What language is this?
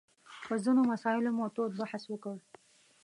Pashto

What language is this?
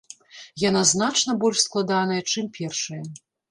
Belarusian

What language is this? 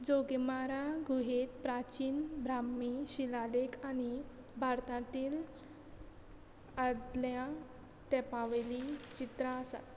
Konkani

